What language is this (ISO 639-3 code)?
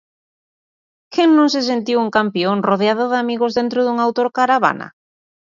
glg